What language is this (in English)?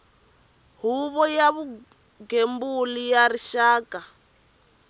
Tsonga